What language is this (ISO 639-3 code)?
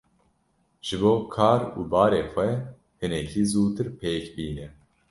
kur